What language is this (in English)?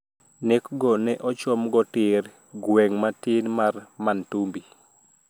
Luo (Kenya and Tanzania)